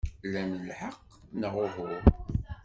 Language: Kabyle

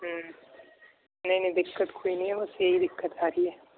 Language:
Urdu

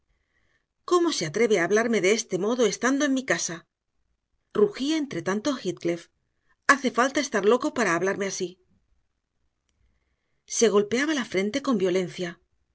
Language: Spanish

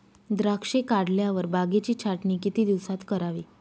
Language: Marathi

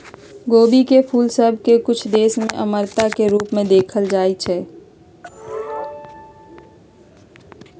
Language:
Magahi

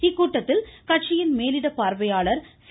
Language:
Tamil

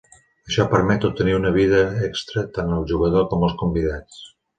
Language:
Catalan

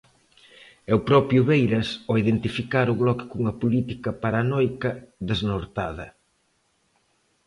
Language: Galician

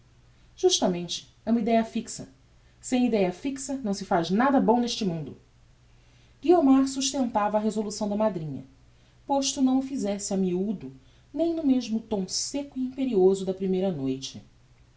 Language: Portuguese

